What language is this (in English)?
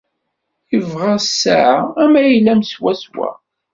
Kabyle